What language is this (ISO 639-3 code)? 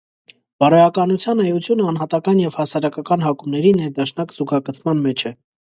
hye